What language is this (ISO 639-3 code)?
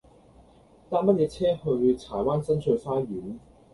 yue